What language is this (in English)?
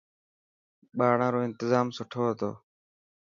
Dhatki